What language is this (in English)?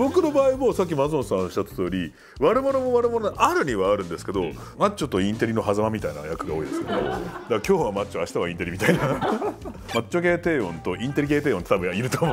Japanese